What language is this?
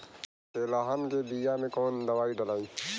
Bhojpuri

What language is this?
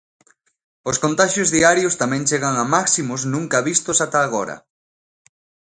Galician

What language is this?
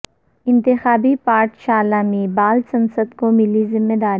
Urdu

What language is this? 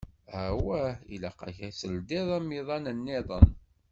Kabyle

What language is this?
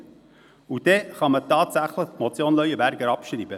Swiss German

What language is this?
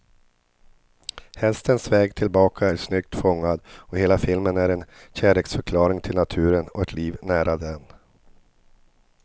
Swedish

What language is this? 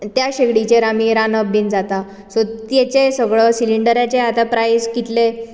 Konkani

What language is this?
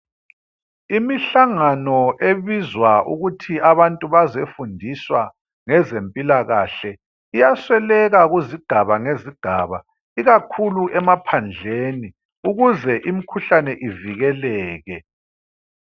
North Ndebele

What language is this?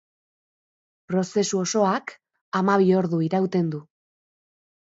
Basque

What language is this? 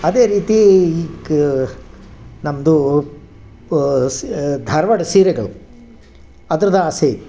Kannada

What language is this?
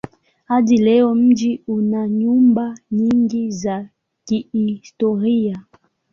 Swahili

